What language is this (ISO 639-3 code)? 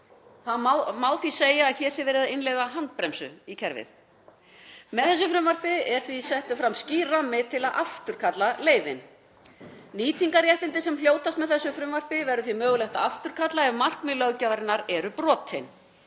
isl